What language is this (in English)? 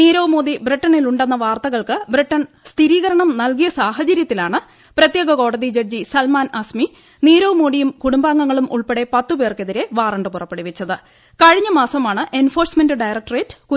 Malayalam